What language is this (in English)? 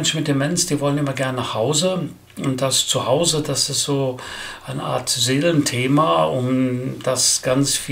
German